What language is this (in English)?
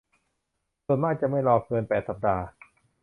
Thai